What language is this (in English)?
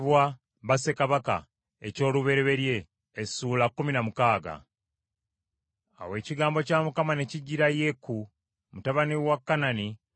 Ganda